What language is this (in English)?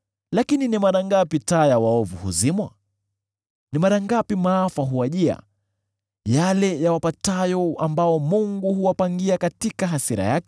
Swahili